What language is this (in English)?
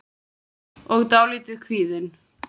Icelandic